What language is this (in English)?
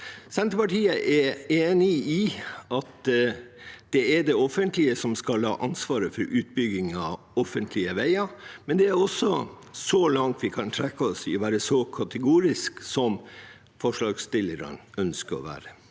Norwegian